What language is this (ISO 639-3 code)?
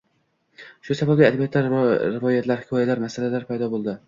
uzb